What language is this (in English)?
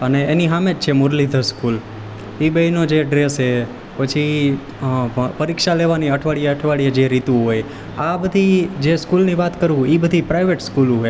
Gujarati